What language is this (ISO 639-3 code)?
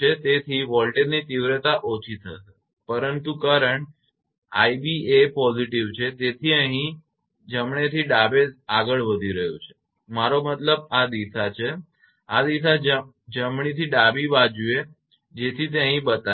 guj